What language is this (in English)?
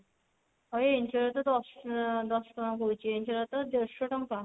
Odia